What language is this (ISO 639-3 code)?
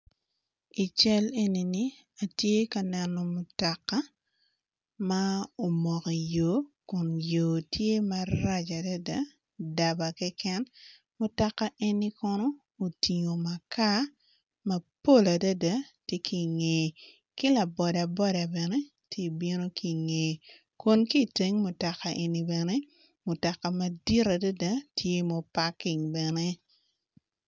ach